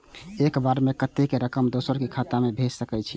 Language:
Maithili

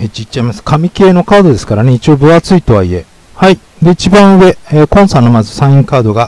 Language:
Japanese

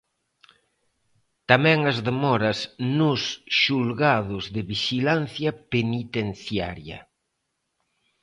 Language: Galician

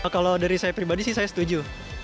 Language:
Indonesian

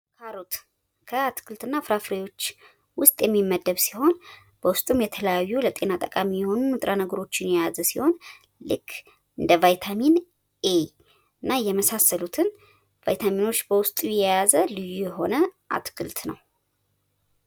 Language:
Amharic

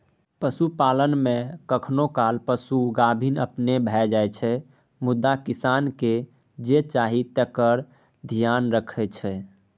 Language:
Maithili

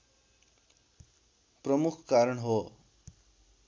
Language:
Nepali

